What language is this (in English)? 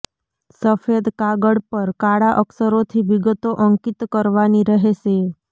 Gujarati